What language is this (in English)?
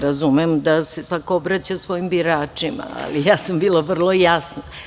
Serbian